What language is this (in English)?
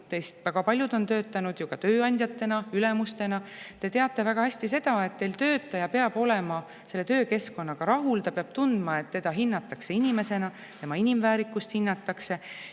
Estonian